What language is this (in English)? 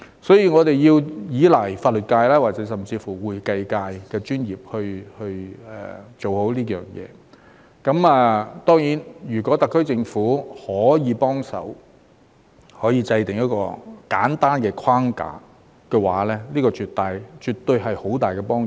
Cantonese